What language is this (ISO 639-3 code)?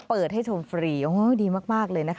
tha